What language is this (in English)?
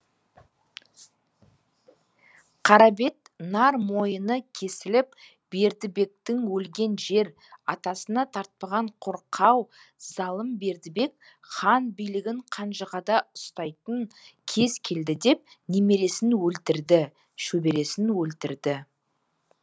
Kazakh